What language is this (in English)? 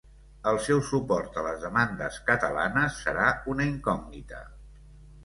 Catalan